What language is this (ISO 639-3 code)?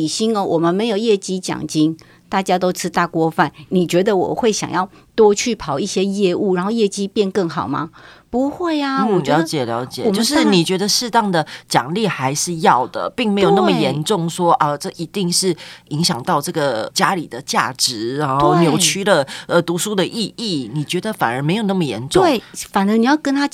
zho